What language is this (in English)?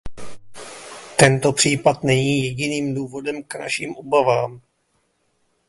Czech